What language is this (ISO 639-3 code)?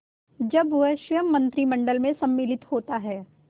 hin